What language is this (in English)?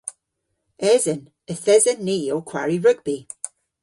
Cornish